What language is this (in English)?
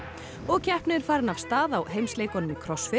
Icelandic